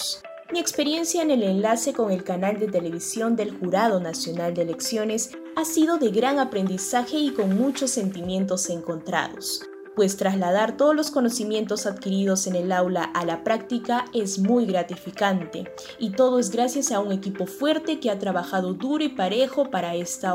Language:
Spanish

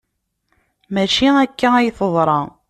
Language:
Kabyle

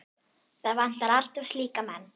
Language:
Icelandic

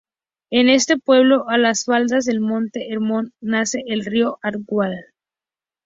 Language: Spanish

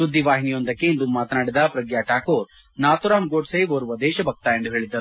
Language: Kannada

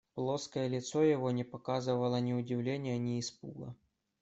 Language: Russian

